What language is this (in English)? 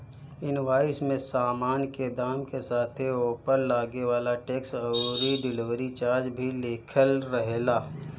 Bhojpuri